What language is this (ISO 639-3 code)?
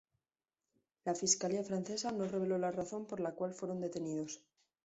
spa